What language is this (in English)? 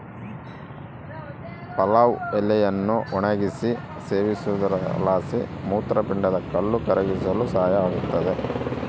Kannada